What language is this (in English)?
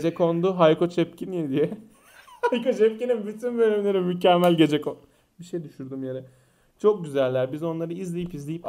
Turkish